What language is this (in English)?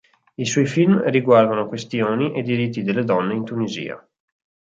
Italian